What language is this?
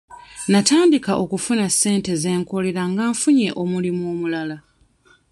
Ganda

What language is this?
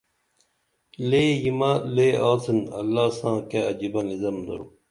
Dameli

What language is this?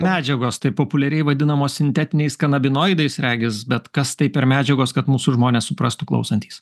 Lithuanian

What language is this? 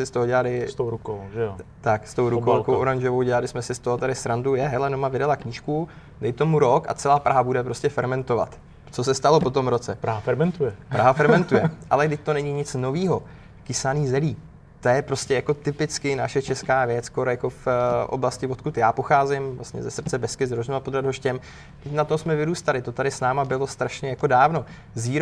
Czech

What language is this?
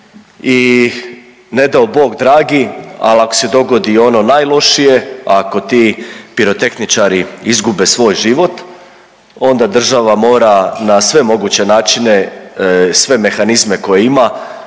Croatian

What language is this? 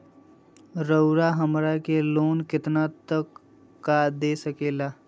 Magahi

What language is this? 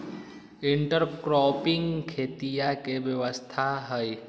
Magahi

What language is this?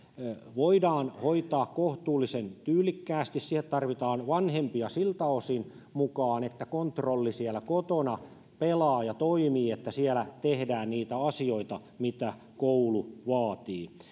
Finnish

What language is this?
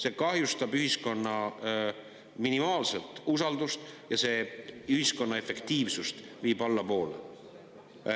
Estonian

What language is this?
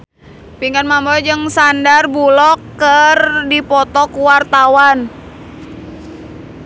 Sundanese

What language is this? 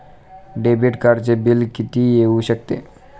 Marathi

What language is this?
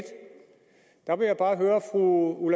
Danish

